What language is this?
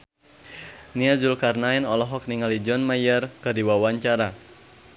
Sundanese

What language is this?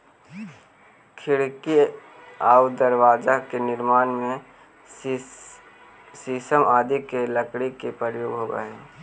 Magahi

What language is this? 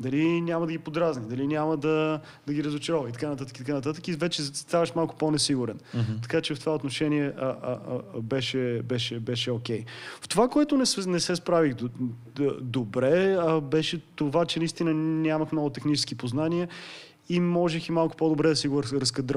Bulgarian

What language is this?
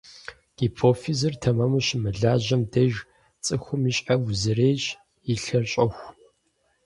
Kabardian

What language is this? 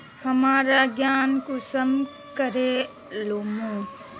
Magahi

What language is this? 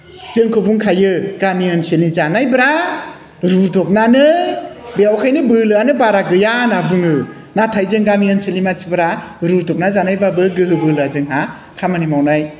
Bodo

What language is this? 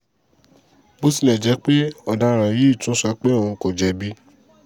Yoruba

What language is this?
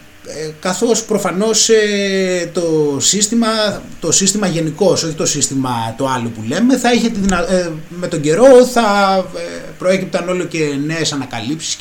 Greek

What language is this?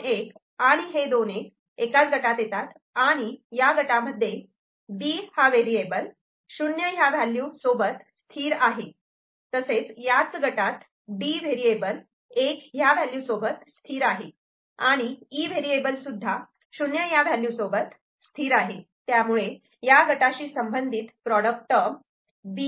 Marathi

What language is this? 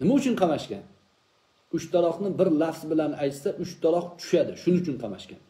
Turkish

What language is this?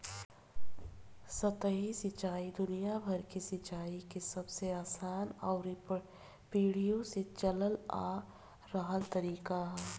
Bhojpuri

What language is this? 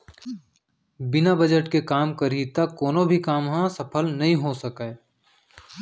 Chhattisgarhi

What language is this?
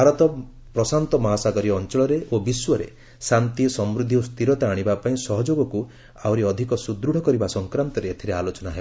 Odia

